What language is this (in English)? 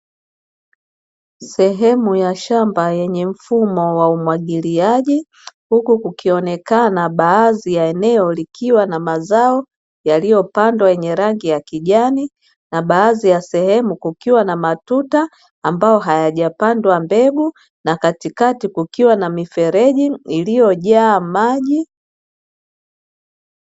Swahili